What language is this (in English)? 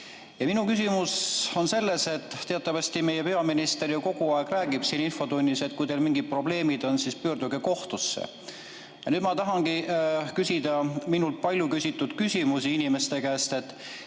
Estonian